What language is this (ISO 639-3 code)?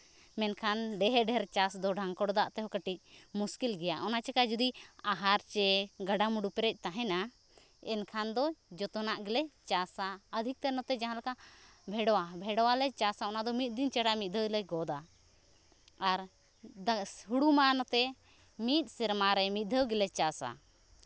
sat